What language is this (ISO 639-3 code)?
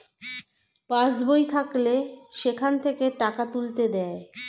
ben